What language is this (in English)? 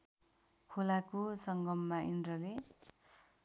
Nepali